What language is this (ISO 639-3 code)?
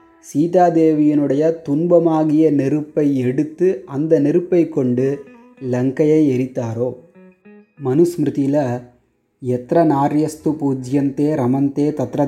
tam